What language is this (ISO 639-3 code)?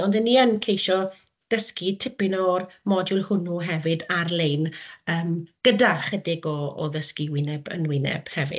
cym